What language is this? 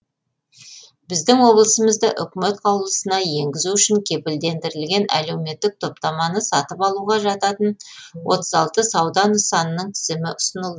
Kazakh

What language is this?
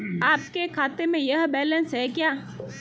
Hindi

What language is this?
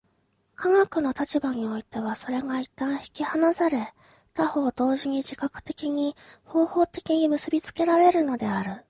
Japanese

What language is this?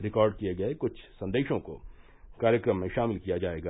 Hindi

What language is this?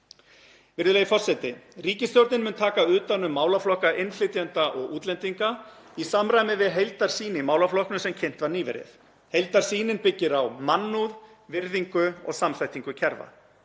Icelandic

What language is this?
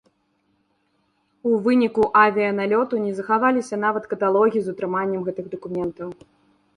Belarusian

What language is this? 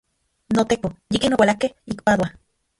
Central Puebla Nahuatl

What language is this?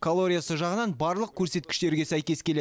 Kazakh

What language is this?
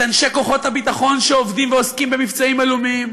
Hebrew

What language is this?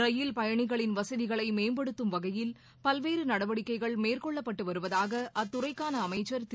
Tamil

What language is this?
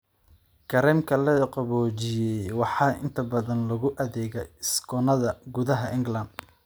Somali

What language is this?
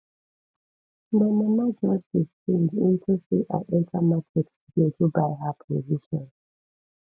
Nigerian Pidgin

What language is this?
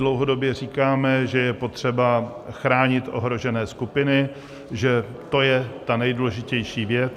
Czech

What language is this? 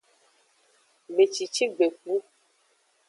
Aja (Benin)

